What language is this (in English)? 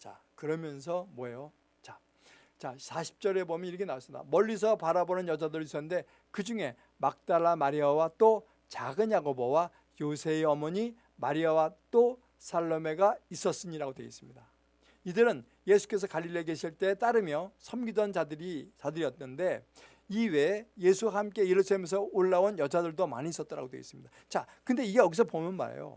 Korean